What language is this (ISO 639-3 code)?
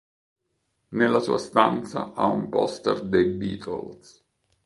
ita